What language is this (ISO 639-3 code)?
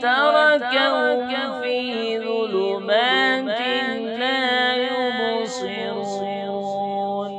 ara